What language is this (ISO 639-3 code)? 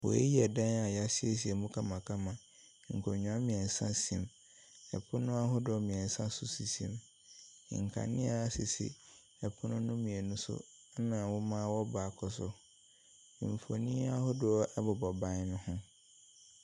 aka